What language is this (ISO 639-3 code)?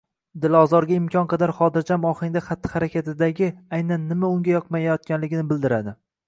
uzb